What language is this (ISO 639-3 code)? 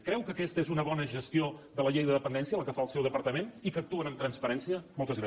cat